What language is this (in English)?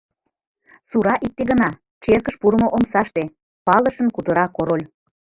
Mari